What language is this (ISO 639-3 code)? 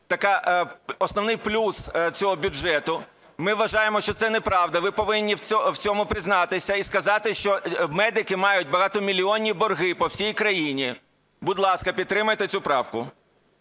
ukr